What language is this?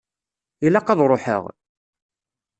Kabyle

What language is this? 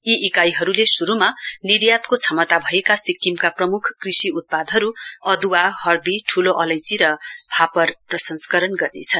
Nepali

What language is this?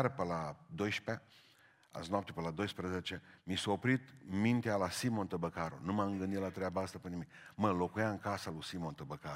Romanian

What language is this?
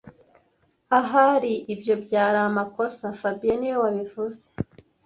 Kinyarwanda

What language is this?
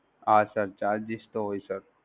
Gujarati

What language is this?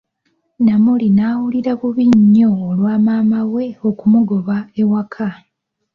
Ganda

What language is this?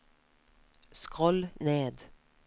Norwegian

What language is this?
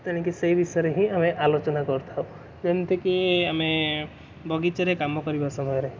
Odia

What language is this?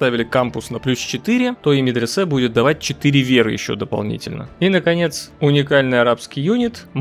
Russian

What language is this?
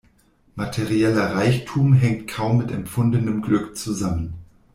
German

